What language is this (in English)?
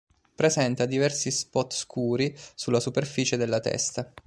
Italian